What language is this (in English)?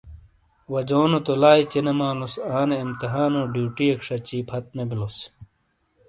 Shina